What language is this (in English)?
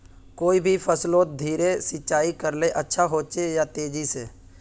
Magahi